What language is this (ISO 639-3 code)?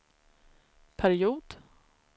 swe